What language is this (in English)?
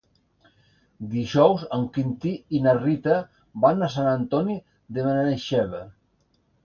Catalan